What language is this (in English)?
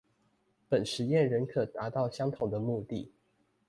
Chinese